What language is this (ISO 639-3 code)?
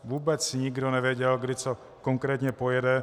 ces